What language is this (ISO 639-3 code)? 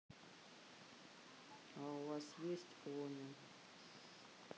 rus